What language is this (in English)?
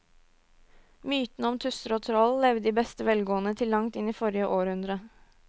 Norwegian